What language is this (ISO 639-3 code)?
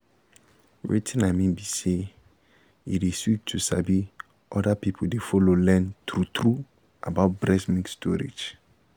pcm